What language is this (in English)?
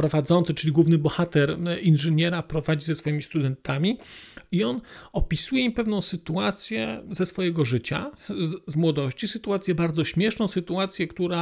Polish